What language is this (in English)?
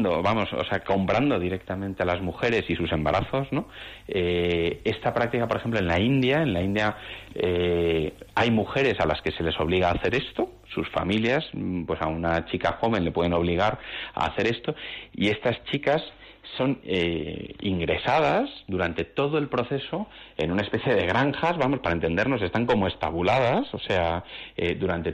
Spanish